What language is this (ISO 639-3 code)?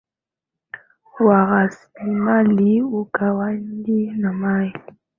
swa